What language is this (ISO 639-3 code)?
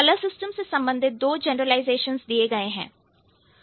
hin